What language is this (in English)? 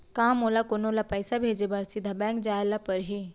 Chhattisgarhi